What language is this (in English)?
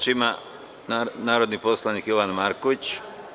Serbian